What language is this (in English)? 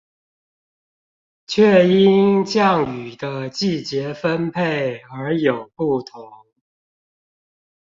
Chinese